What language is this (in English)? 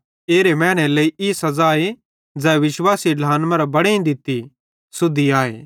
Bhadrawahi